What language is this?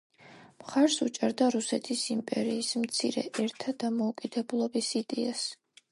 Georgian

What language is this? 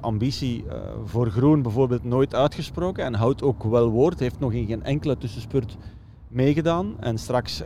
Dutch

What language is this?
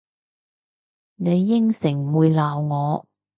Cantonese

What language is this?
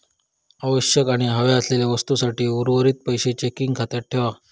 Marathi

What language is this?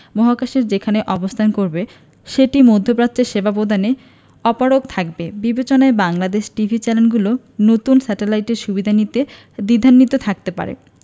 Bangla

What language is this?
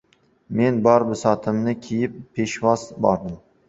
Uzbek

